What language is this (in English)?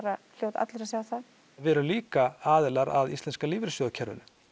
Icelandic